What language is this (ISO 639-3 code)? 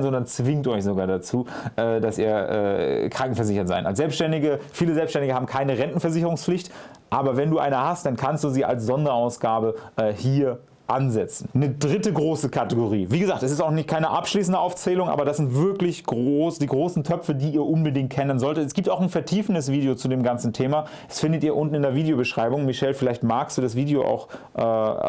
deu